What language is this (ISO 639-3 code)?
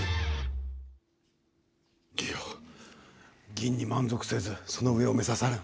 jpn